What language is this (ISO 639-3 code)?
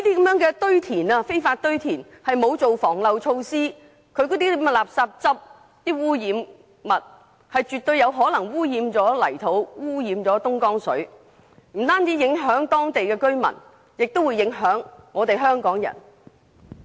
yue